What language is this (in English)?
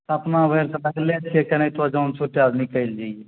Maithili